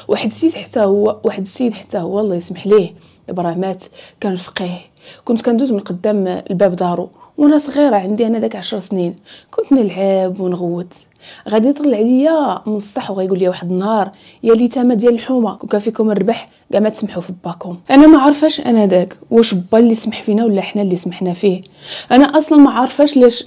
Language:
Arabic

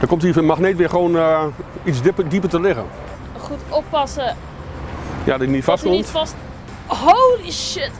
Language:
Dutch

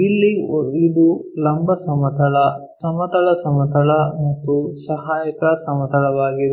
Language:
Kannada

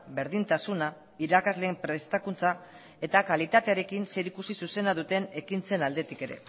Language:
Basque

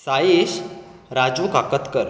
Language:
Konkani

